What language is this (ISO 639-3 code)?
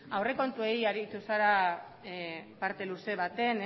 eus